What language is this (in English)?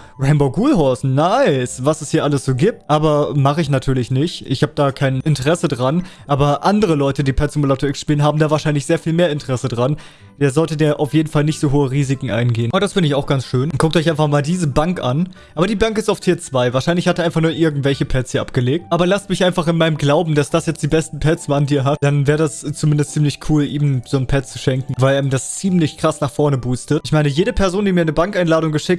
German